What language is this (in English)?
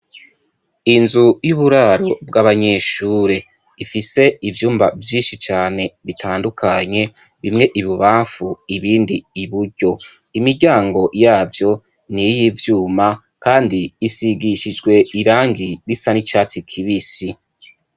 Rundi